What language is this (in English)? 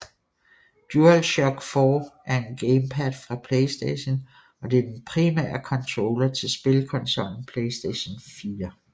Danish